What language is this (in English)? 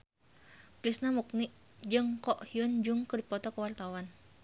Sundanese